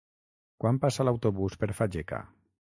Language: Catalan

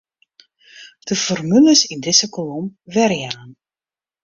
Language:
Western Frisian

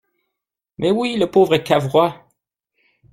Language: French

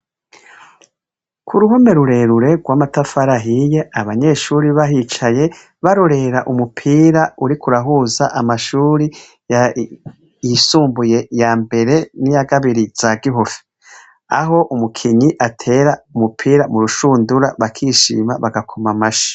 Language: Rundi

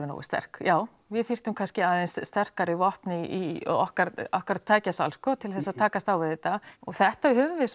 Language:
Icelandic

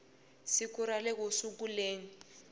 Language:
Tsonga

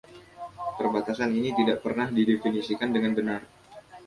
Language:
Indonesian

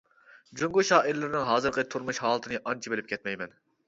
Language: Uyghur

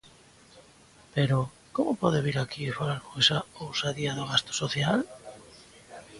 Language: Galician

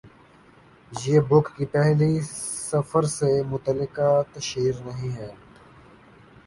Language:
Urdu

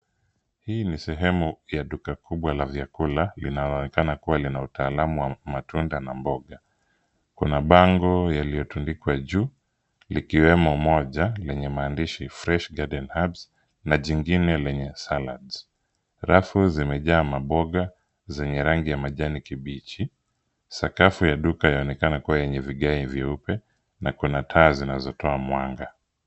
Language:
Swahili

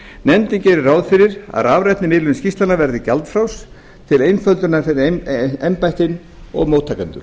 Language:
Icelandic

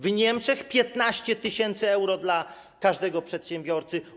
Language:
Polish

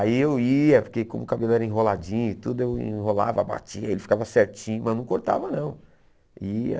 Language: Portuguese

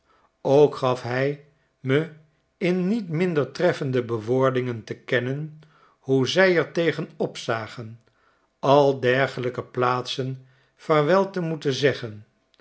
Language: Dutch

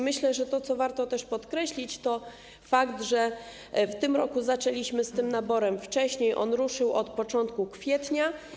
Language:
Polish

